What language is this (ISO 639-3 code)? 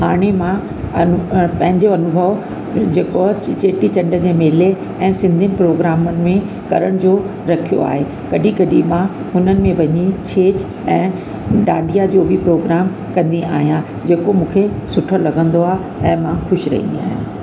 snd